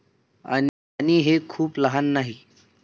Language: Marathi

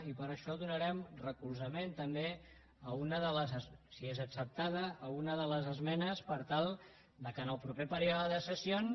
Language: Catalan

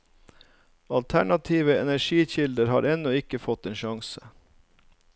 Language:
Norwegian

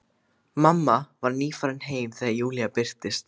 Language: Icelandic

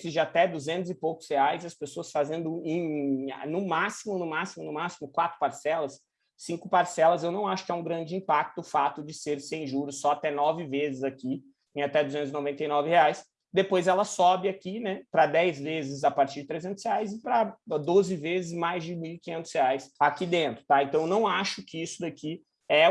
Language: Portuguese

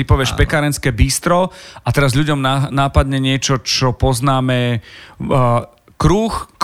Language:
Slovak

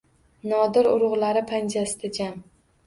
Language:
Uzbek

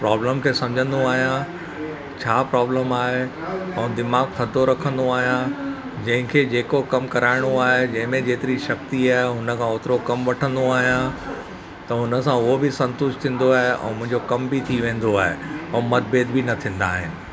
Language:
Sindhi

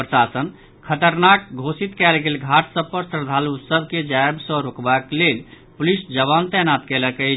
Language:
Maithili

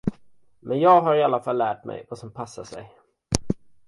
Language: Swedish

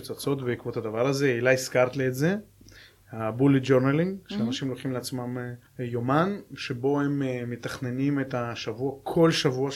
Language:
Hebrew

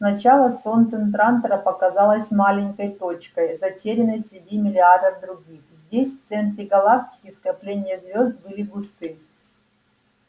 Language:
Russian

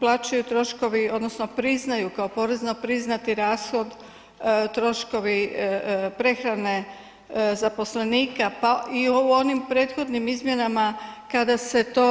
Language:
Croatian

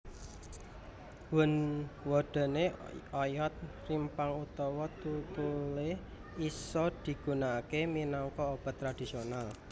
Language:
Javanese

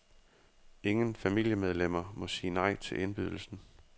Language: Danish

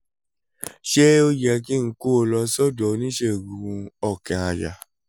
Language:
Yoruba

